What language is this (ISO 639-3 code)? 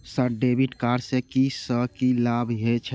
mai